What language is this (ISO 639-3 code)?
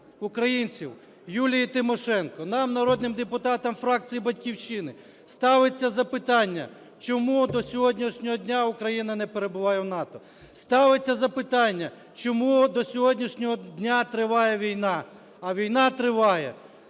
ukr